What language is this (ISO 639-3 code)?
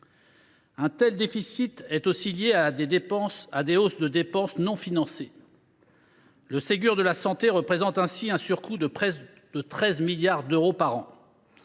fra